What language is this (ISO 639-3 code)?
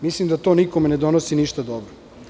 srp